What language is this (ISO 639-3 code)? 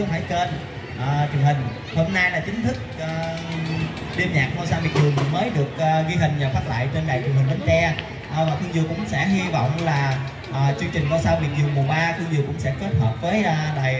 vie